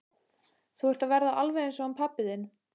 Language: Icelandic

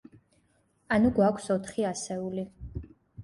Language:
Georgian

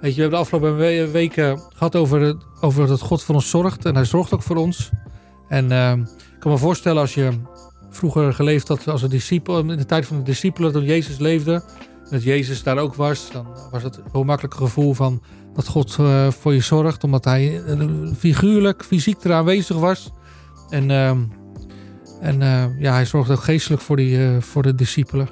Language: Dutch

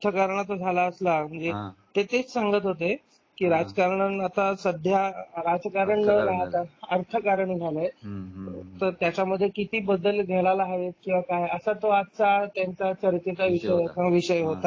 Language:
Marathi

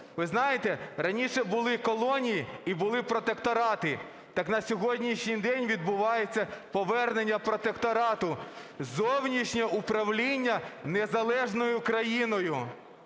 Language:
Ukrainian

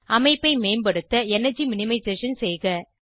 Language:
Tamil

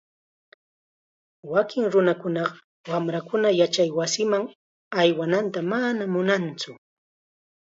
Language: Chiquián Ancash Quechua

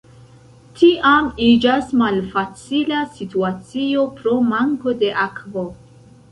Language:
Esperanto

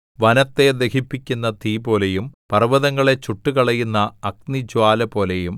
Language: Malayalam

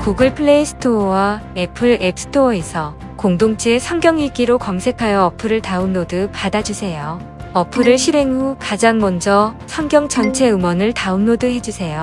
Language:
Korean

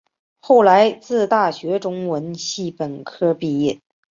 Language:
Chinese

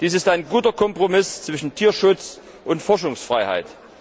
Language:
German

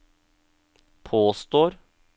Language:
Norwegian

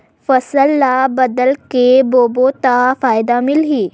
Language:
Chhattisgarhi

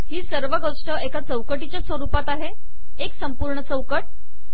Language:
Marathi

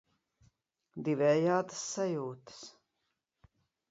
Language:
Latvian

